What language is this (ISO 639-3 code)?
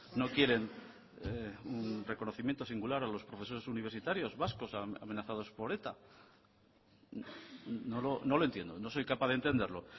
spa